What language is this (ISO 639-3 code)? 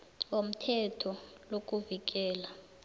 nbl